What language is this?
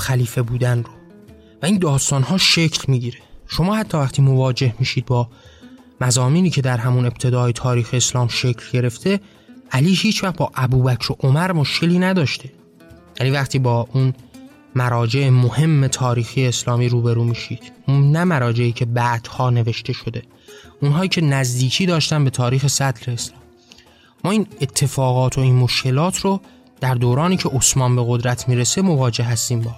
Persian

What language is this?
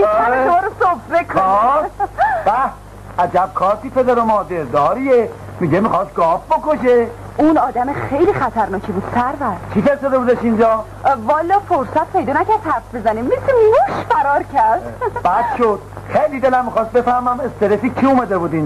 Persian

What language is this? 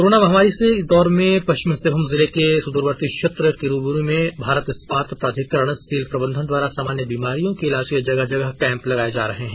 Hindi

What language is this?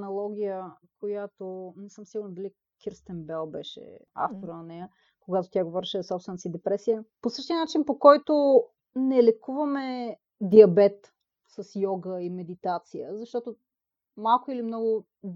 Bulgarian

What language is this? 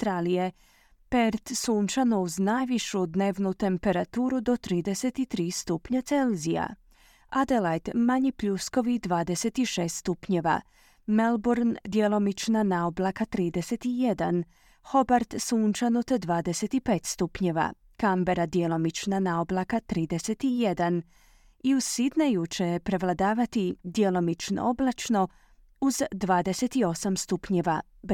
Croatian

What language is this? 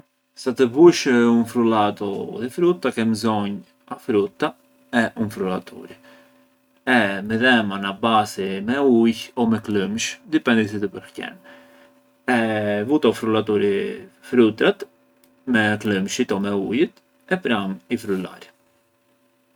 Arbëreshë Albanian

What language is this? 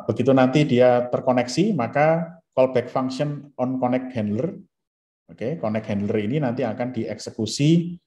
Indonesian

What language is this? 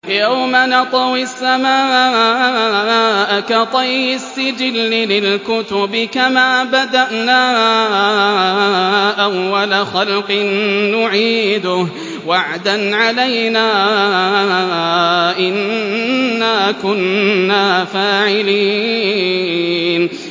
Arabic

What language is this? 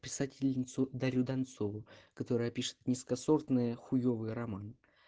Russian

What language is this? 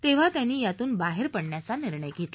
Marathi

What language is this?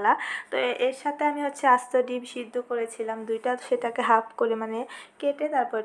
Indonesian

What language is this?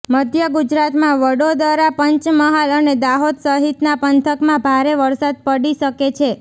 Gujarati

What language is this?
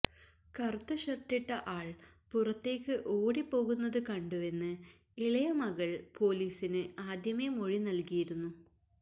Malayalam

